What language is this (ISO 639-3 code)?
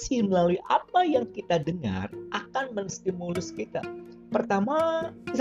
ind